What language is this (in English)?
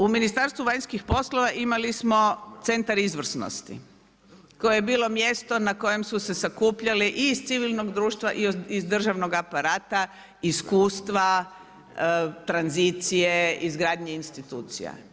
Croatian